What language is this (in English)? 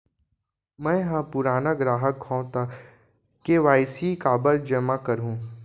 Chhattisgarhi